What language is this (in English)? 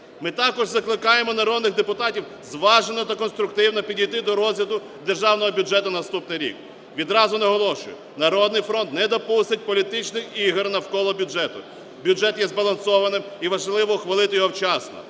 Ukrainian